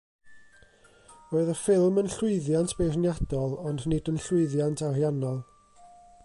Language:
Welsh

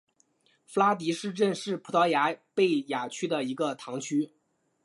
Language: Chinese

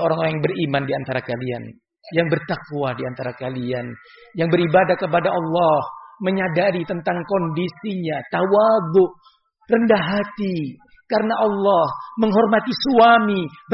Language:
Malay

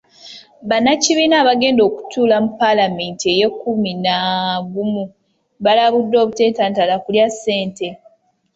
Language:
Ganda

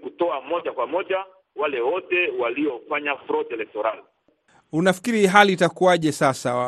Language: Swahili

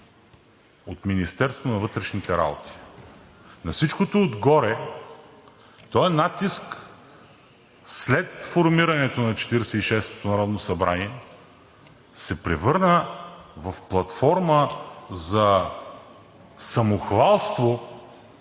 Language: Bulgarian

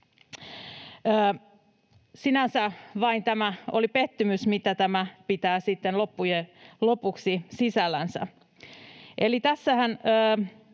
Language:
Finnish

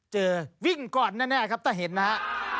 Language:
Thai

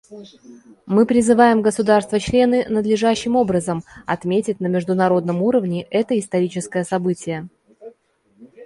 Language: Russian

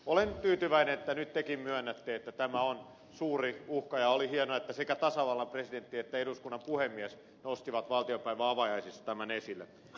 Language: Finnish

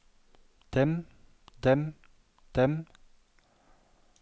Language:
Norwegian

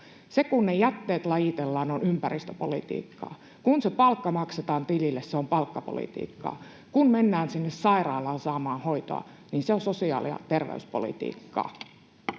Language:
Finnish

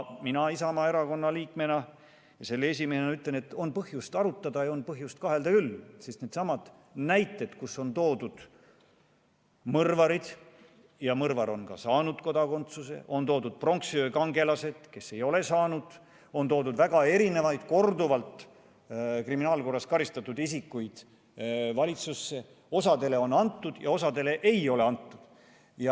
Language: Estonian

